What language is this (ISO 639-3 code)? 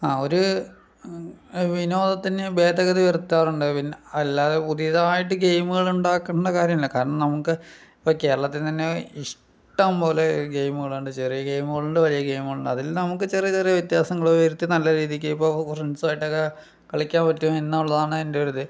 mal